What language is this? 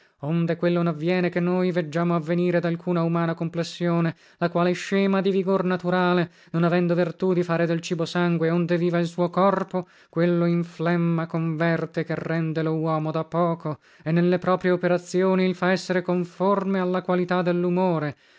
Italian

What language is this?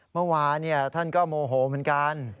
Thai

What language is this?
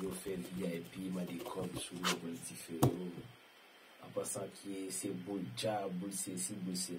French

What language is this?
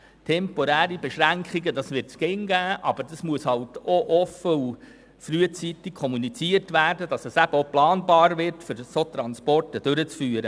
Swiss German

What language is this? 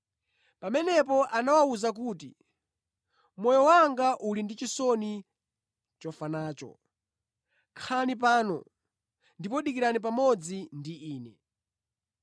Nyanja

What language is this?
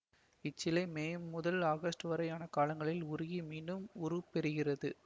Tamil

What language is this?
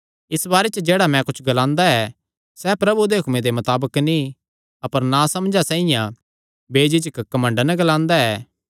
Kangri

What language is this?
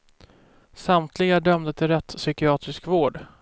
Swedish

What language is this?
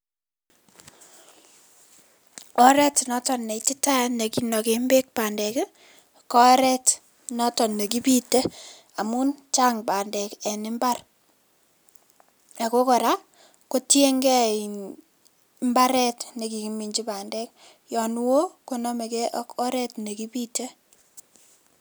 Kalenjin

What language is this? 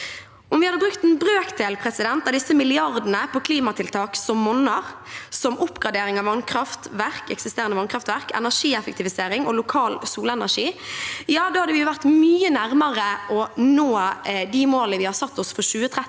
Norwegian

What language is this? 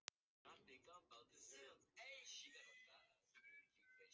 Icelandic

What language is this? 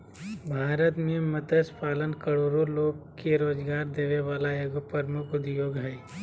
Magahi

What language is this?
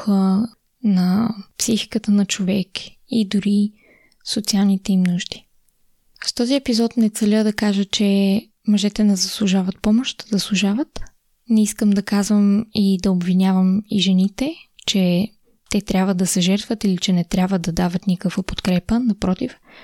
Bulgarian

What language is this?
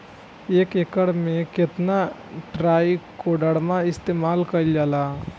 Bhojpuri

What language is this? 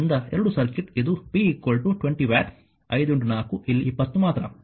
Kannada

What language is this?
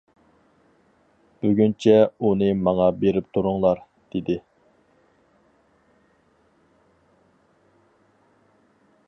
Uyghur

